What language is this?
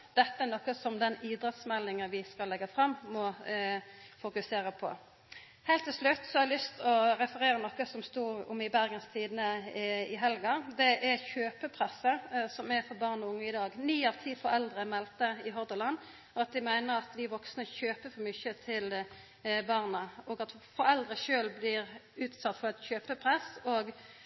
Norwegian Nynorsk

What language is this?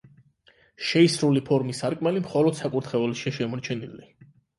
Georgian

